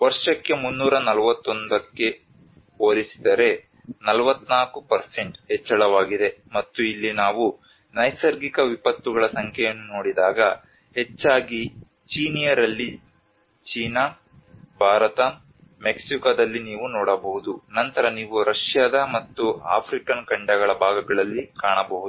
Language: Kannada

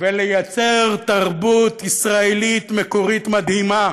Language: Hebrew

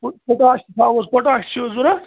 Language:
Kashmiri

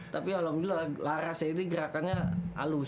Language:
Indonesian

